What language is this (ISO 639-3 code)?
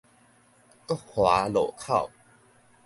nan